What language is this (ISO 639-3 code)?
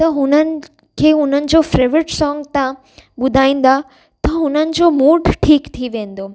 snd